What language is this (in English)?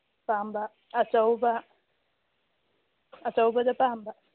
Manipuri